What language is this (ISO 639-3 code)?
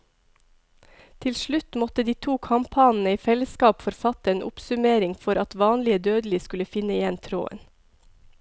nor